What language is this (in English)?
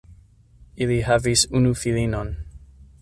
Esperanto